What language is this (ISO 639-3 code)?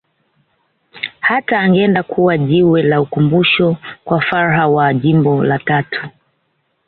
swa